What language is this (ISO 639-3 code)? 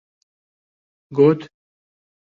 kur